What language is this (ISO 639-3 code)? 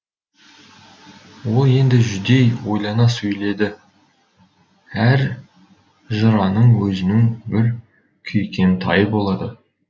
kaz